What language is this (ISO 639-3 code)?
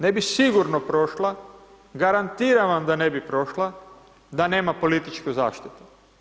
hrv